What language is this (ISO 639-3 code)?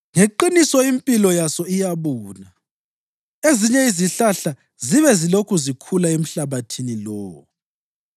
nde